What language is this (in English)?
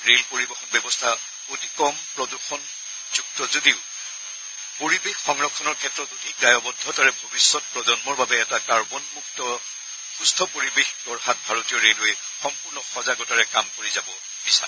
Assamese